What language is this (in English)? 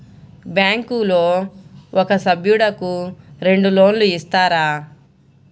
Telugu